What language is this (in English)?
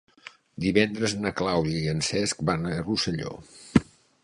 Catalan